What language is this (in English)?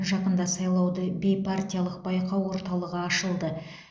Kazakh